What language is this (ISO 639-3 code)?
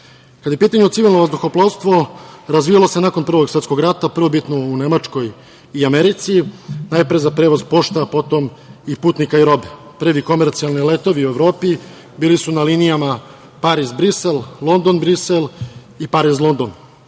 srp